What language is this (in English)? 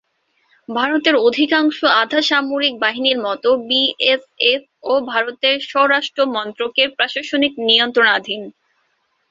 Bangla